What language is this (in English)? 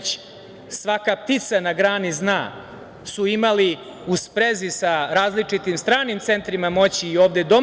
Serbian